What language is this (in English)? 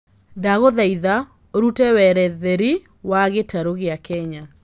Kikuyu